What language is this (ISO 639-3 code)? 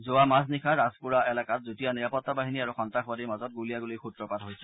asm